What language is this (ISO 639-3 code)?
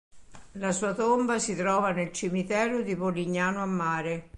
ita